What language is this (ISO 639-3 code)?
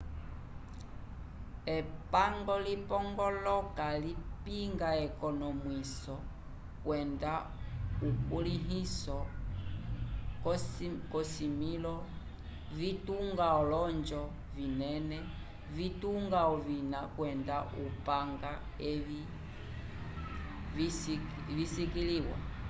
umb